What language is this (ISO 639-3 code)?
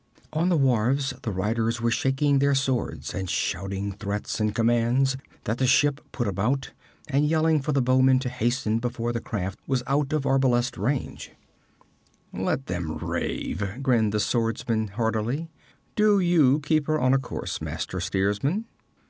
eng